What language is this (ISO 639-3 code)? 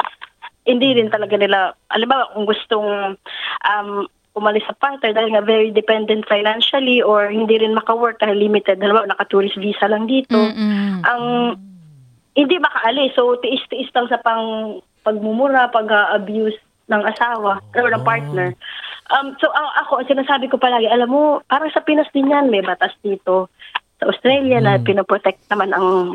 fil